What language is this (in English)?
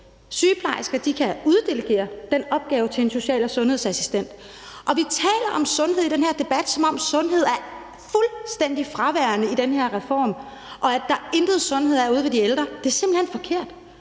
Danish